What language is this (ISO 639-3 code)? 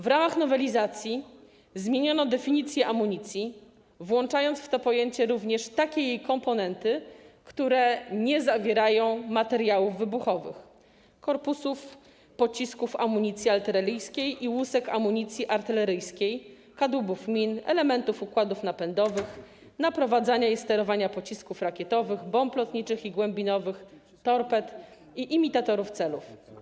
pol